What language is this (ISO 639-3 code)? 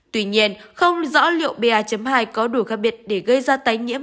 vie